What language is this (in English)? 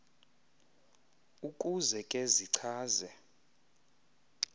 Xhosa